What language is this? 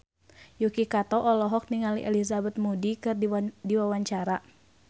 Sundanese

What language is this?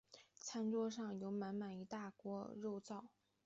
Chinese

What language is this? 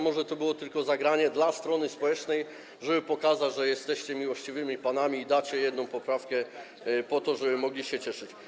Polish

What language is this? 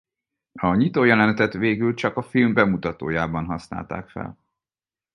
Hungarian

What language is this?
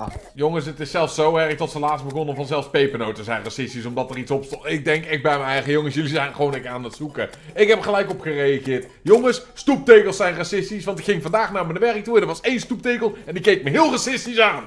Dutch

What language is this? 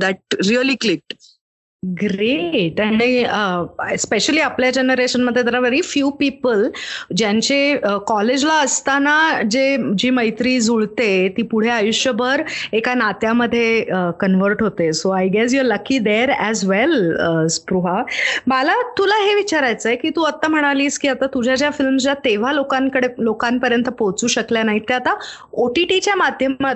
Marathi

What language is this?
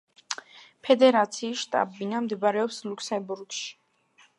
Georgian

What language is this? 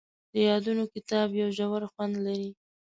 Pashto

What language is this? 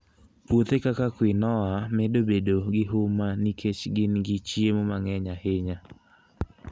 Luo (Kenya and Tanzania)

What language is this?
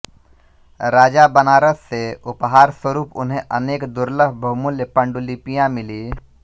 Hindi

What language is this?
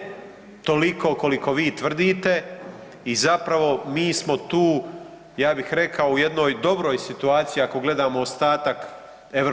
Croatian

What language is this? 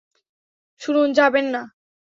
Bangla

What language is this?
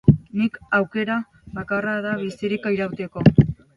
Basque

